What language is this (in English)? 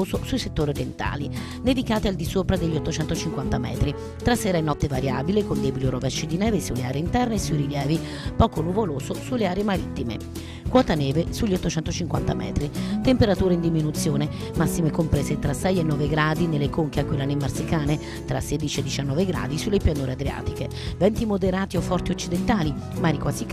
Italian